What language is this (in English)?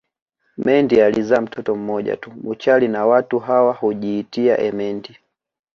Swahili